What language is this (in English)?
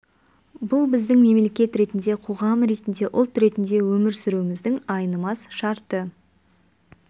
Kazakh